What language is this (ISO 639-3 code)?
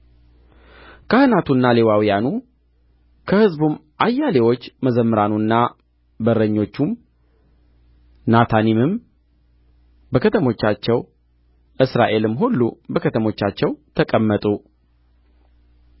amh